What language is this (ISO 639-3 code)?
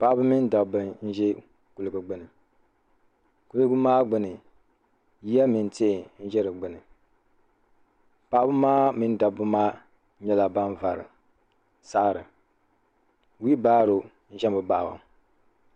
dag